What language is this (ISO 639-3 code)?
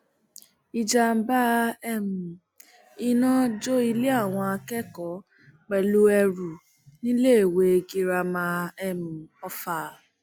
yor